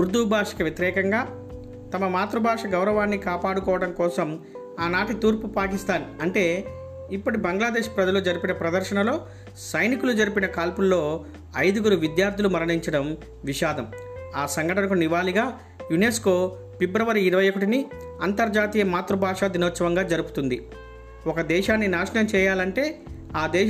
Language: Telugu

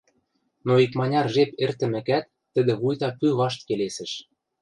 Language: Western Mari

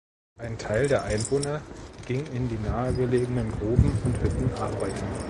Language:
German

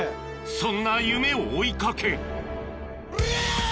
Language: Japanese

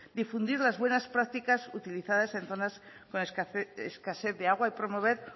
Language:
Spanish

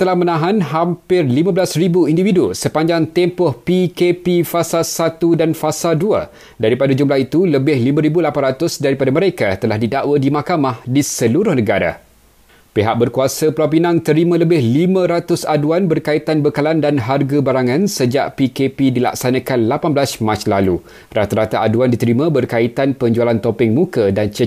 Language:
Malay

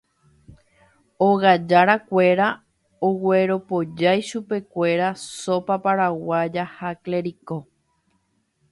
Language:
Guarani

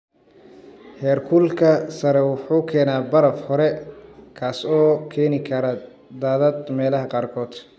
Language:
Somali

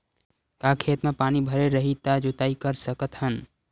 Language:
Chhattisgarhi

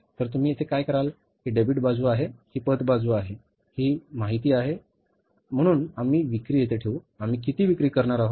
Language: Marathi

